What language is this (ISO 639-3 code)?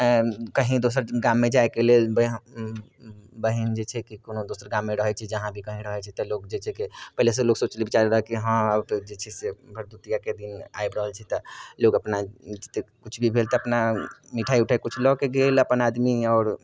mai